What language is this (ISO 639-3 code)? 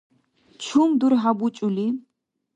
dar